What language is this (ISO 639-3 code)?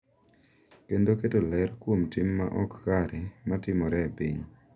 luo